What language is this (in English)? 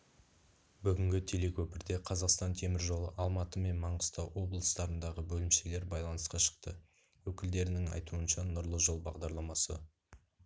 Kazakh